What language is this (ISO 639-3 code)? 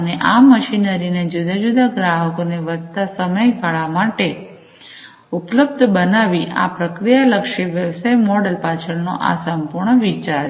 guj